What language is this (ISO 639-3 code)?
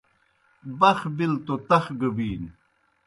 plk